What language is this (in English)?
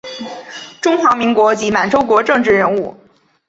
Chinese